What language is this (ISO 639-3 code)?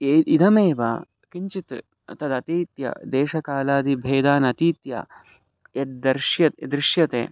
san